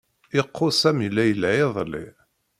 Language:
Kabyle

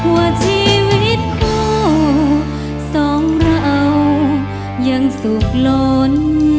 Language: Thai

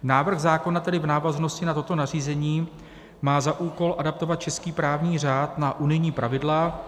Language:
Czech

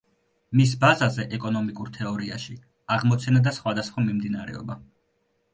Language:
Georgian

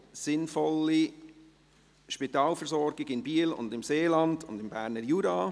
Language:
Swiss German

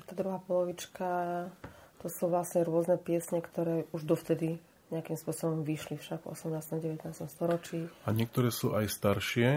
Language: Slovak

